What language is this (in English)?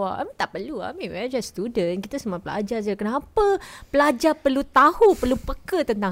Malay